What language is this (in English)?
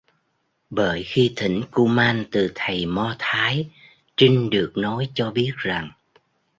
Vietnamese